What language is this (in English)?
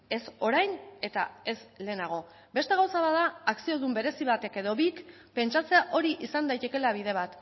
Basque